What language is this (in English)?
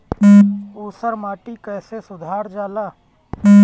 Bhojpuri